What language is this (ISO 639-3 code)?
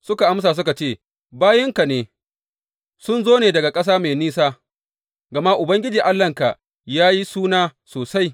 hau